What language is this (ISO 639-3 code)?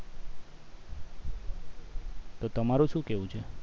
guj